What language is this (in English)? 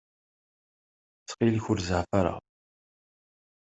Kabyle